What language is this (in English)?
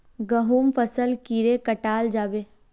Magahi